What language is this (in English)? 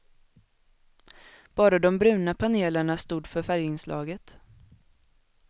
Swedish